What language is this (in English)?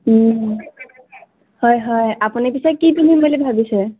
Assamese